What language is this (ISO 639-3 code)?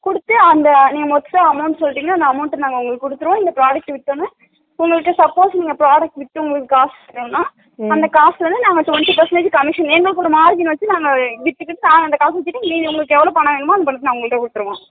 tam